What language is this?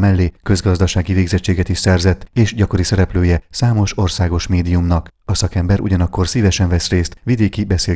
Hungarian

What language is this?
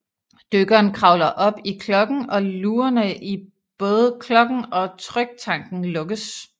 Danish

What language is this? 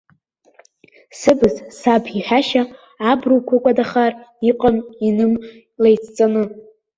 Abkhazian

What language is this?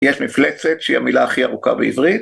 Hebrew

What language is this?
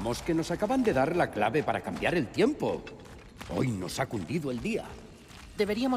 Spanish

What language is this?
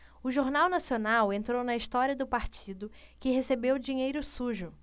Portuguese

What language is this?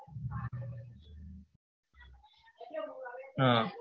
Gujarati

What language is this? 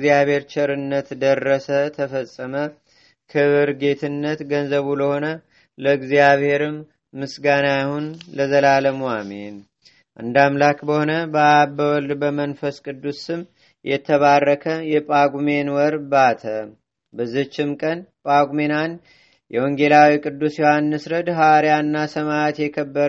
Amharic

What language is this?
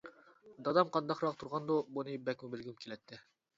Uyghur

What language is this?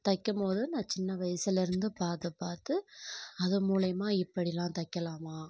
Tamil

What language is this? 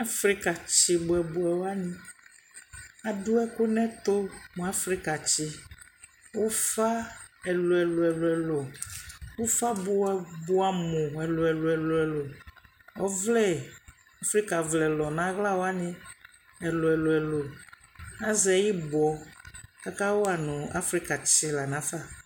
Ikposo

